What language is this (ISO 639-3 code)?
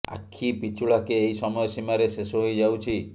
ori